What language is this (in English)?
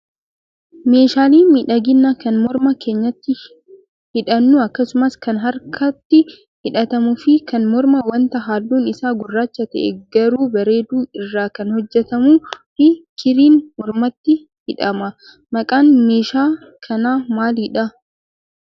Oromo